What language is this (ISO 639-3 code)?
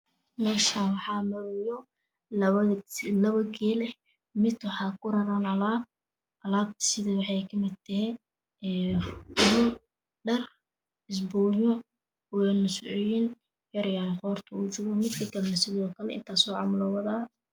som